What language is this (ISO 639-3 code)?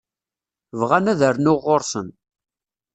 kab